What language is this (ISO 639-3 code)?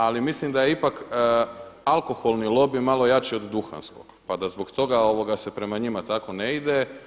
hrv